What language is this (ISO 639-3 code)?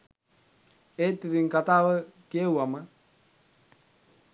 sin